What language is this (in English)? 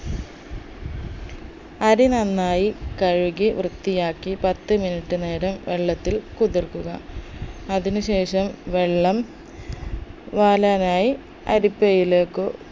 Malayalam